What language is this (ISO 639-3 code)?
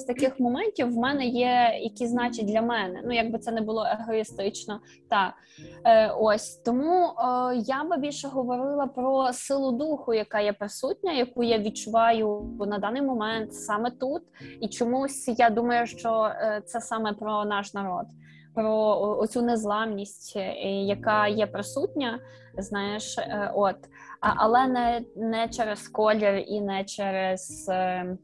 ukr